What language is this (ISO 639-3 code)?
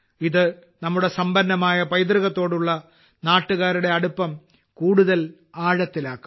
mal